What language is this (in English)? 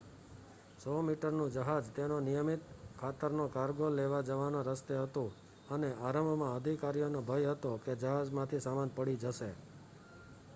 Gujarati